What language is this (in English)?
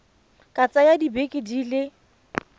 Tswana